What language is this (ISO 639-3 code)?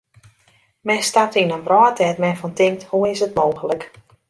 fry